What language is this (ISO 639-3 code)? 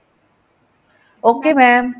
pan